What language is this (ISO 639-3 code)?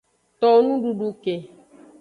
ajg